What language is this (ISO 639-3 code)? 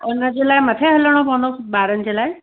snd